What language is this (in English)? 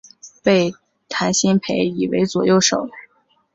Chinese